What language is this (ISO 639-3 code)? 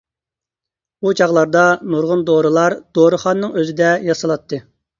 uig